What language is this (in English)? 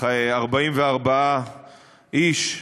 Hebrew